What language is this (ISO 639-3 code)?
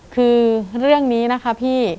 tha